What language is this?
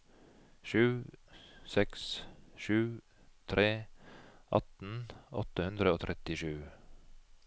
Norwegian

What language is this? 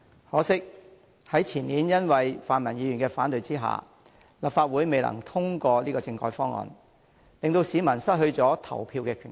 Cantonese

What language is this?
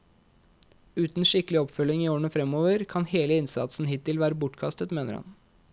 Norwegian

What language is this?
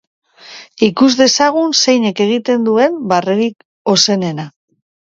Basque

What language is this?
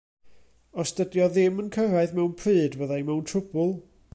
Welsh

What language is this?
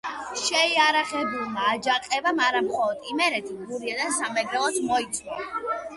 Georgian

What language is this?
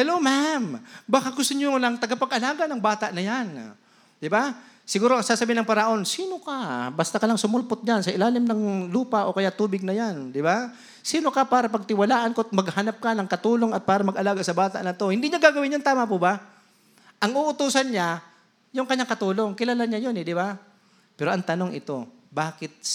Filipino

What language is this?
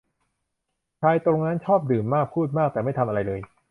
Thai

